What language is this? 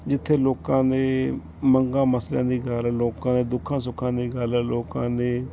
Punjabi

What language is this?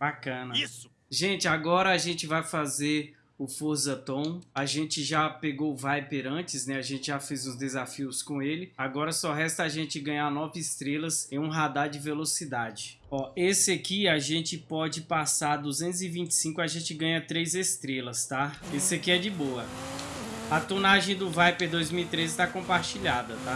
Portuguese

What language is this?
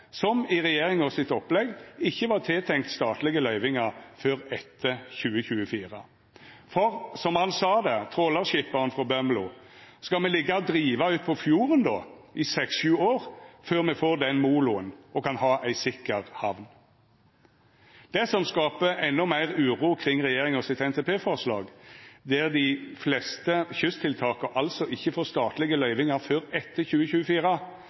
Norwegian Nynorsk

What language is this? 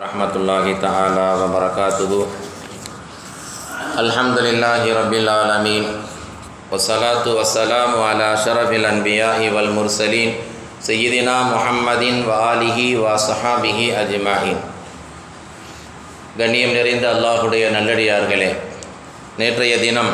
Tamil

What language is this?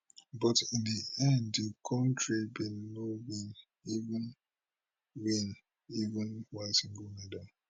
Nigerian Pidgin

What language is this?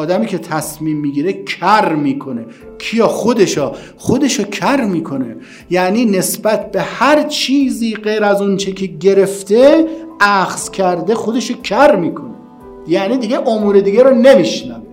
Persian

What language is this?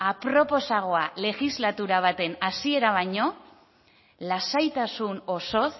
Basque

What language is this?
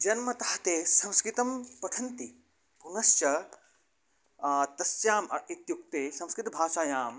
Sanskrit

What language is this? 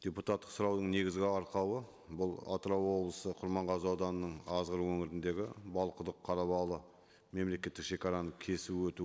Kazakh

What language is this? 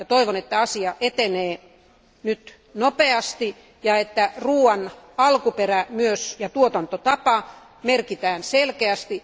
Finnish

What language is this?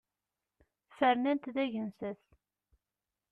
Kabyle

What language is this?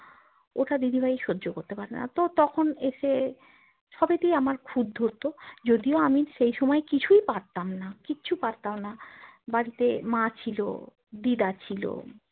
Bangla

